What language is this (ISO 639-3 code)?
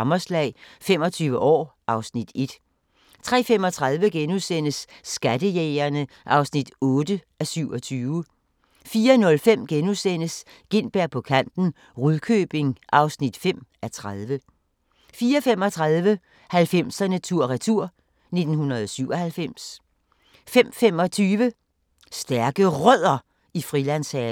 dan